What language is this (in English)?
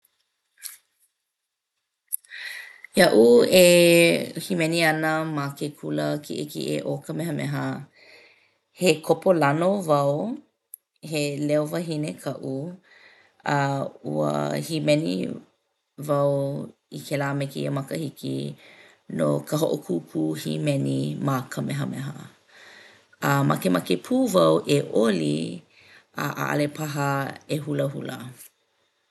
Hawaiian